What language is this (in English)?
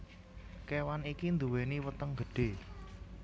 Javanese